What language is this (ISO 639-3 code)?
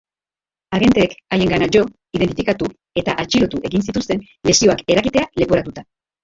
eus